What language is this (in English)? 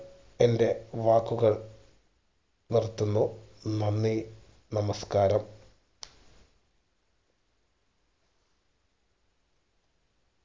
Malayalam